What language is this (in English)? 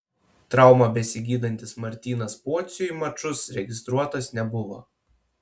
Lithuanian